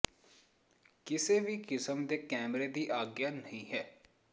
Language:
Punjabi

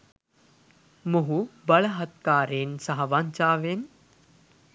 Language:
Sinhala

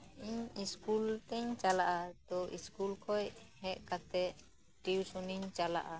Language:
Santali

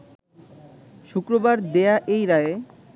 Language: Bangla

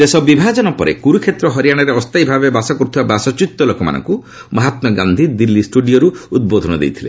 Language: Odia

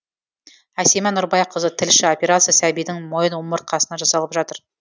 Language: Kazakh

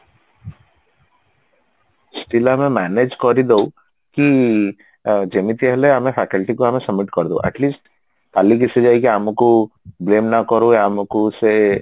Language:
Odia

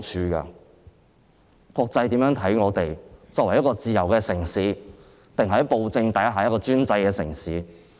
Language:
Cantonese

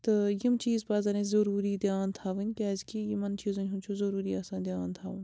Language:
Kashmiri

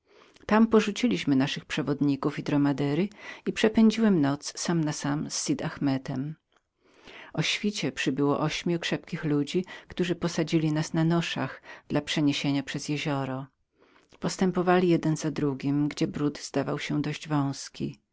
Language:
Polish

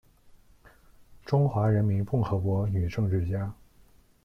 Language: Chinese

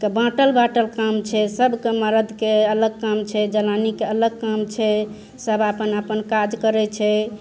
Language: Maithili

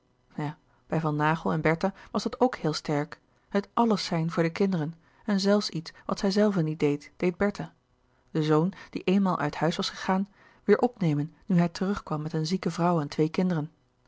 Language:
Dutch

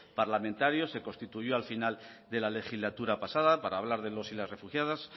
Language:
Spanish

